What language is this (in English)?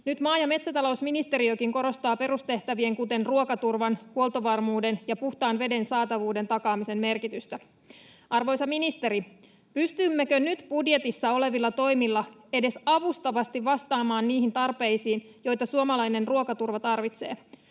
Finnish